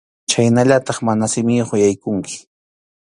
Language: Arequipa-La Unión Quechua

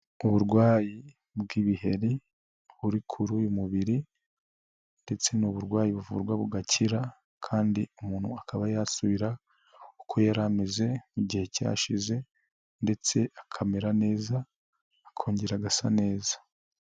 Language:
Kinyarwanda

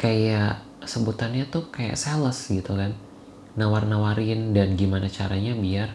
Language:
Indonesian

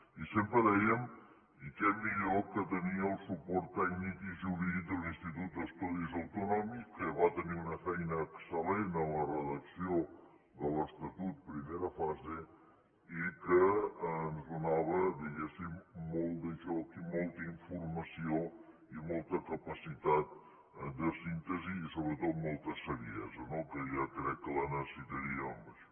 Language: Catalan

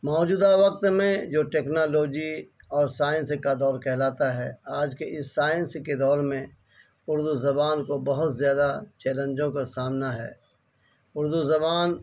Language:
Urdu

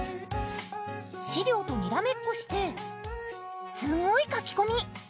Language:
Japanese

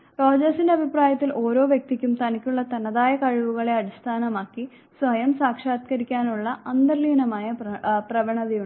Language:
Malayalam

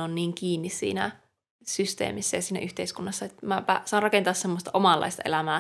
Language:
Finnish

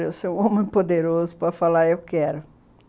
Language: Portuguese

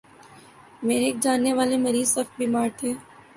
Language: Urdu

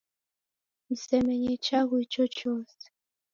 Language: Taita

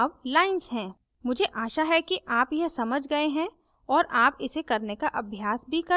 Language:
Hindi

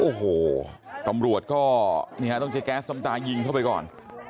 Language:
Thai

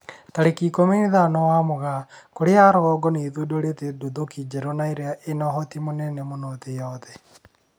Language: Kikuyu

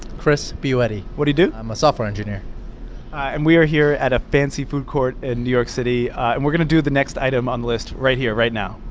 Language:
English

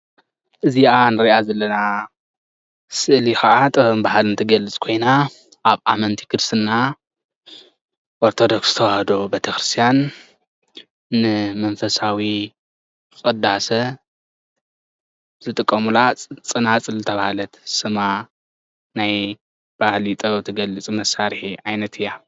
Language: Tigrinya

